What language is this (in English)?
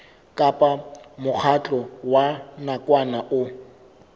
Southern Sotho